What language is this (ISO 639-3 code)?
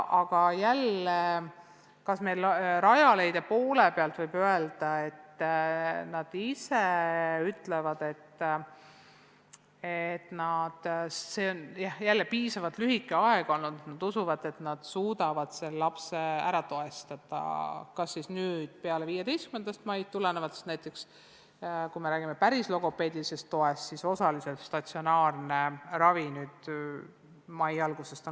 est